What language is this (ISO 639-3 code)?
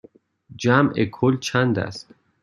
fas